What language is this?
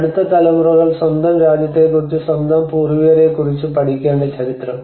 Malayalam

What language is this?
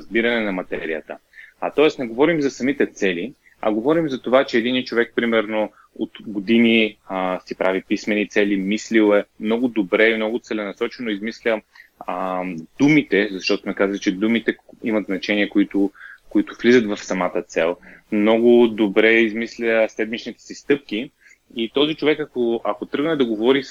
Bulgarian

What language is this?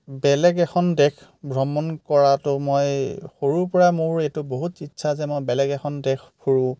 Assamese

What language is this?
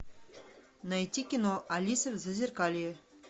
Russian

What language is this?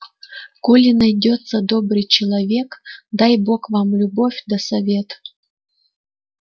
Russian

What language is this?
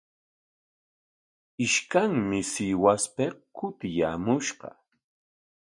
Corongo Ancash Quechua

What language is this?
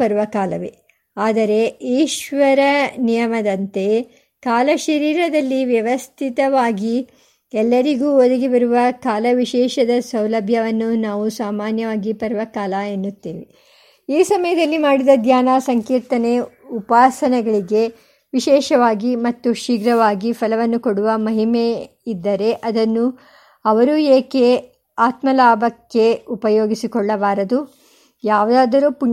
Kannada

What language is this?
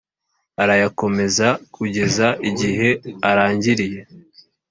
Kinyarwanda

